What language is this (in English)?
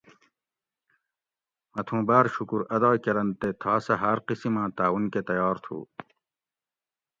Gawri